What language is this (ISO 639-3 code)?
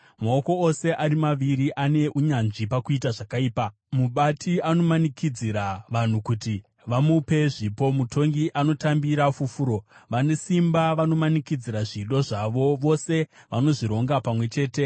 sna